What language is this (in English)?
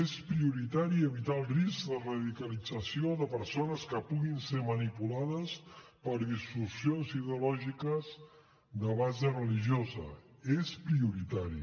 Catalan